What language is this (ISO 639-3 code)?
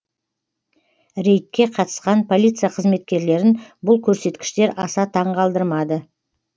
kaz